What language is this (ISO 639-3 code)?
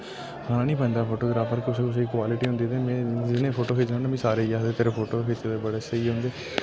doi